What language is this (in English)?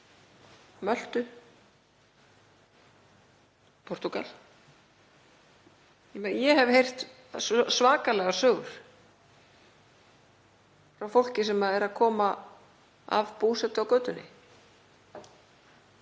Icelandic